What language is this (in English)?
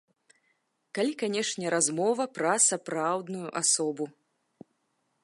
Belarusian